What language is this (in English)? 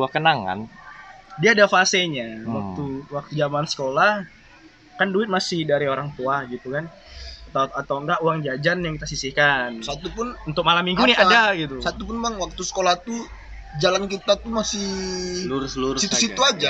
Indonesian